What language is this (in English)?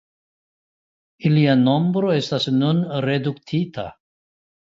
Esperanto